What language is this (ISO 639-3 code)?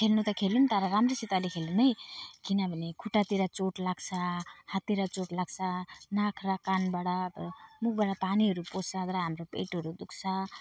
nep